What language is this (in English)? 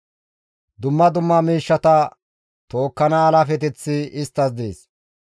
Gamo